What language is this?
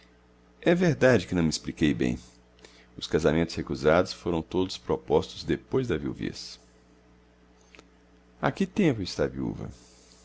Portuguese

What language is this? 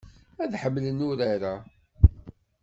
Kabyle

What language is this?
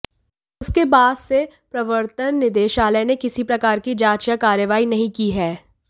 Hindi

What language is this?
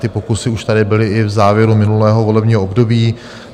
Czech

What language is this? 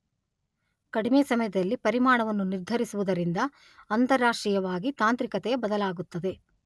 Kannada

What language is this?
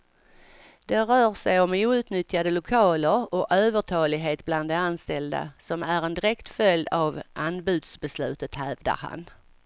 Swedish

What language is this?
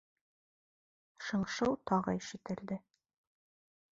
Bashkir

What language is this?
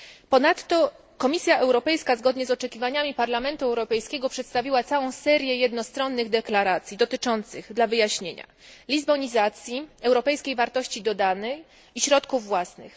Polish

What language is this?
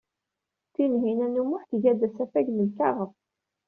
Kabyle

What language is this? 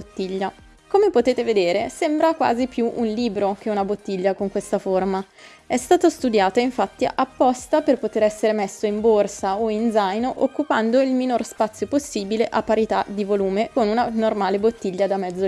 Italian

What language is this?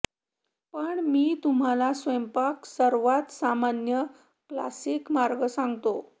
Marathi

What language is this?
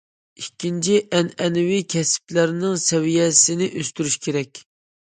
Uyghur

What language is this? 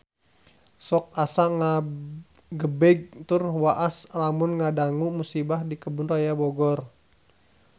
Sundanese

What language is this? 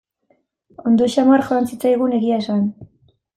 Basque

